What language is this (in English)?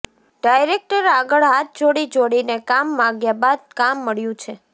Gujarati